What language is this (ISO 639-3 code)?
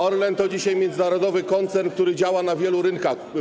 pol